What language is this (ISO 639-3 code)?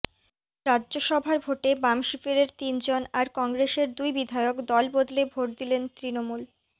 ben